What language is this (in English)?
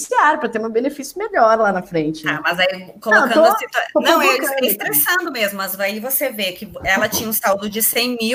Portuguese